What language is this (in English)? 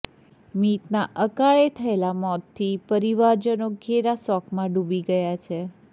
Gujarati